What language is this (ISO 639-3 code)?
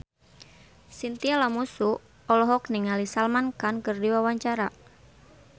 sun